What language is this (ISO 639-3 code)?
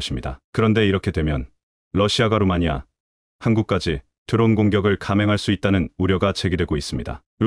kor